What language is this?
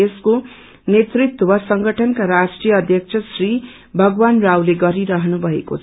Nepali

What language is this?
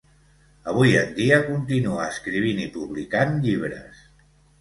Catalan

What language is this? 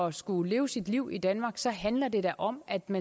Danish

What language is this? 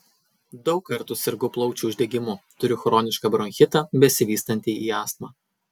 Lithuanian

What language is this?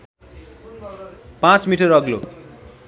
Nepali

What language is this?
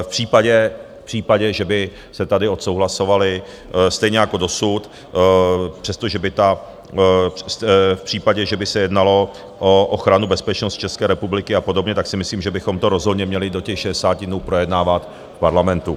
Czech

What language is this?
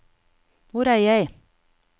Norwegian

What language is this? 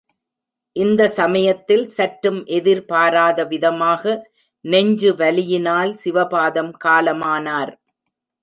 Tamil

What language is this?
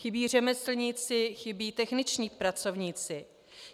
Czech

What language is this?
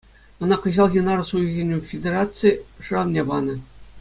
Chuvash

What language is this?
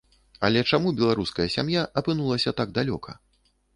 Belarusian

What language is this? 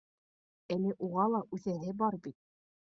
Bashkir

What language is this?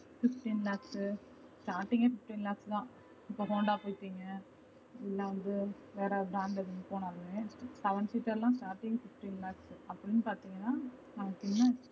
Tamil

